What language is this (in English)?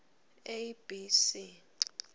Swati